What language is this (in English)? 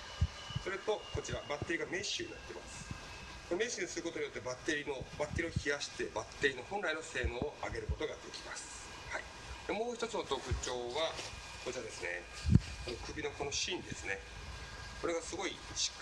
Japanese